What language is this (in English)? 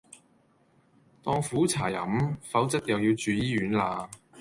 Cantonese